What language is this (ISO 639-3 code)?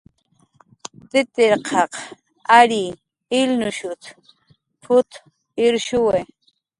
jqr